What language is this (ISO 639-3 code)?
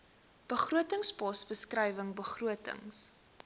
afr